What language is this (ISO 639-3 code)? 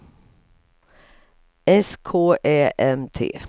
swe